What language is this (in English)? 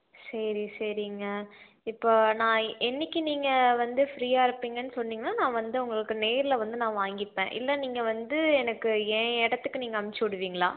Tamil